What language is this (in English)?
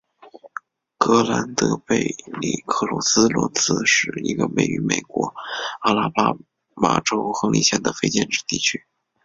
Chinese